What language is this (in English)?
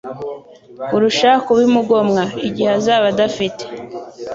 Kinyarwanda